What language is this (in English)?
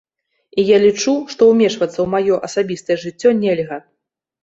Belarusian